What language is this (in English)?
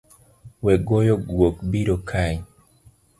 Luo (Kenya and Tanzania)